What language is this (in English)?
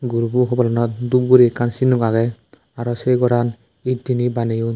Chakma